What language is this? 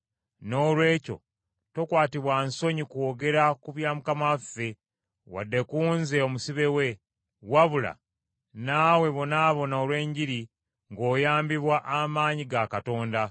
Ganda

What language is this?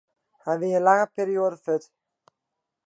Western Frisian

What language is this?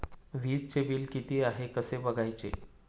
Marathi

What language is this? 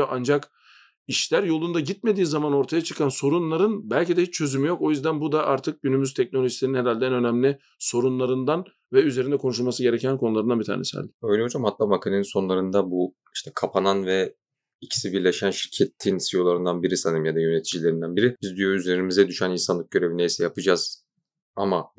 Turkish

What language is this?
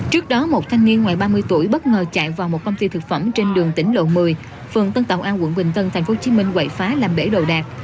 Vietnamese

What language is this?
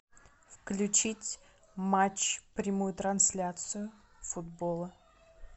Russian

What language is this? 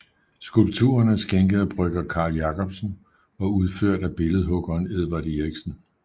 Danish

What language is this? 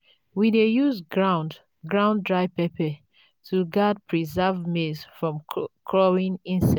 Nigerian Pidgin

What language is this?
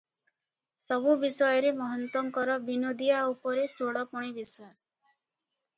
Odia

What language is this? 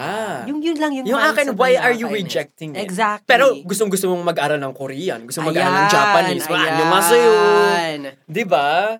Filipino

